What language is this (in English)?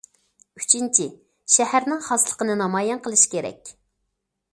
Uyghur